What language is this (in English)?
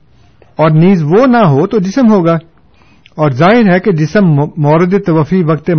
Urdu